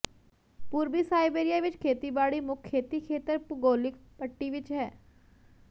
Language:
Punjabi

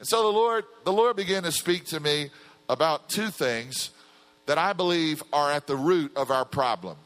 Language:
English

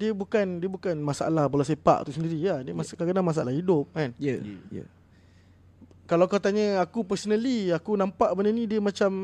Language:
Malay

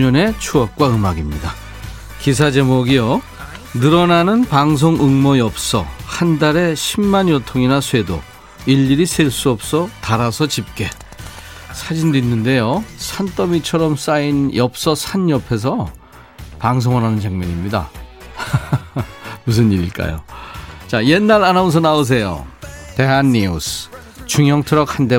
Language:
Korean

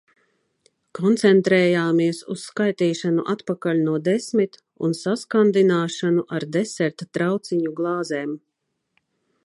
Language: Latvian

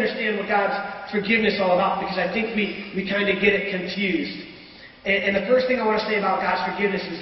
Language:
English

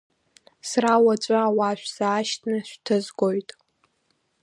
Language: Abkhazian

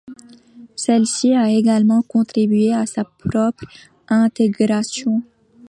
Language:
French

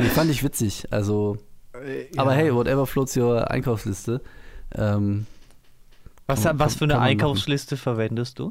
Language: German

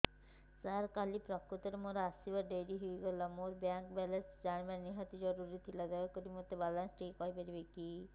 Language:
Odia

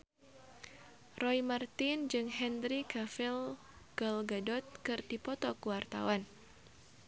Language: Sundanese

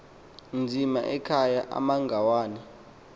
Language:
Xhosa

